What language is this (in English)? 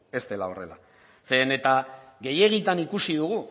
Basque